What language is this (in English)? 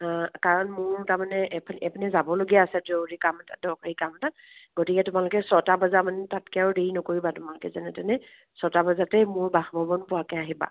Assamese